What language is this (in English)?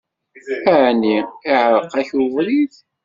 Kabyle